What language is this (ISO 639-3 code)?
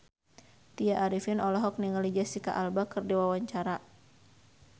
sun